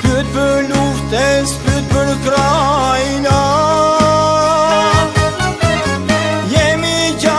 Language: Romanian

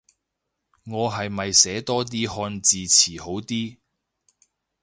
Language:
Cantonese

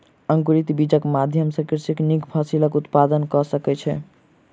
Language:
Maithili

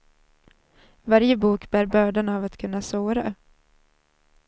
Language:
Swedish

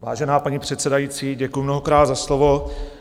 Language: Czech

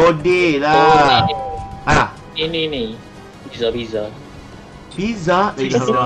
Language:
Malay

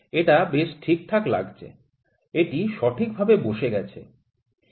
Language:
Bangla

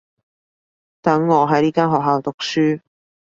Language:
Cantonese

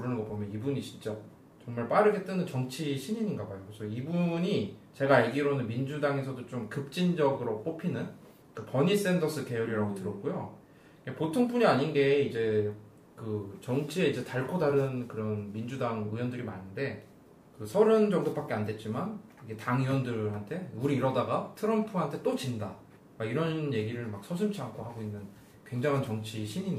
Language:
Korean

